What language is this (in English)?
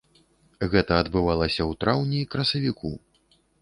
Belarusian